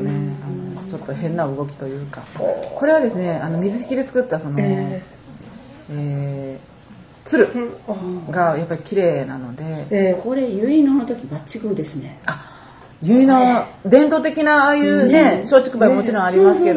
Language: Japanese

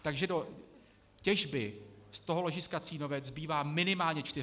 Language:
Czech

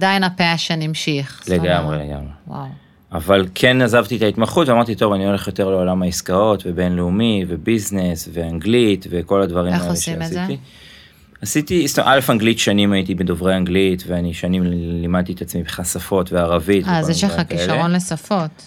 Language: Hebrew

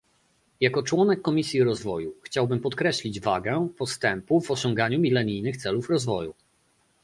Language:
Polish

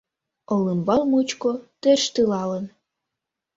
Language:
Mari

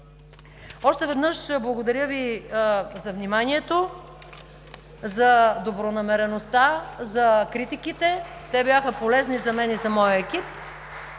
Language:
Bulgarian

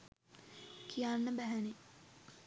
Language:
Sinhala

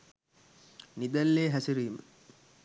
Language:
Sinhala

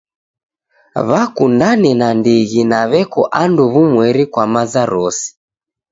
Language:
Taita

